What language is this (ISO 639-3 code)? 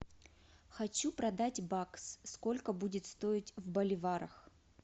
rus